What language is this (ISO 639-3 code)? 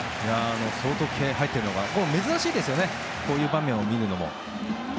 jpn